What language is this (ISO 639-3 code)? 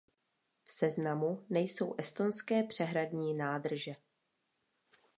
ces